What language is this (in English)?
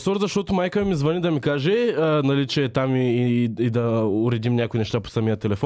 Bulgarian